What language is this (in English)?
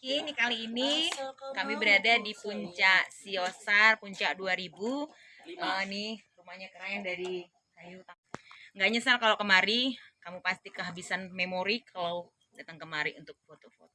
Indonesian